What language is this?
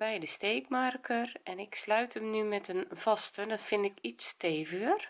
Dutch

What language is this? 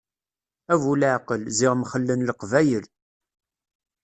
Kabyle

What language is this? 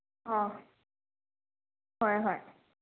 Manipuri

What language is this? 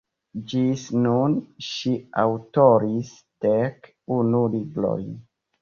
Esperanto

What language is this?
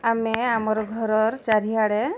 Odia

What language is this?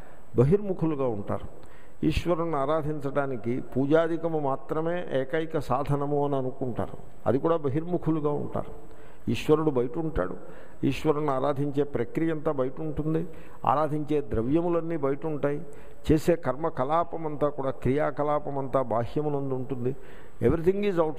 Hindi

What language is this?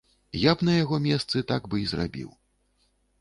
Belarusian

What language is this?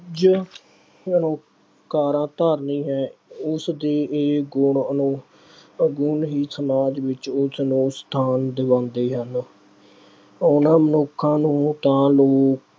Punjabi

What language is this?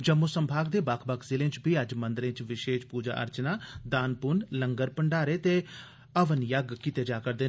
Dogri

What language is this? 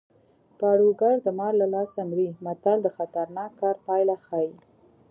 Pashto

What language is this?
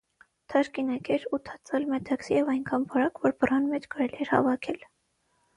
Armenian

